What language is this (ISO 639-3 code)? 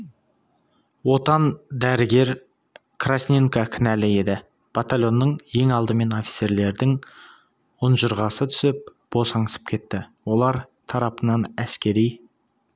kaz